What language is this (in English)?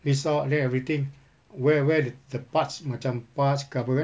English